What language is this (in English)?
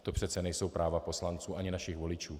Czech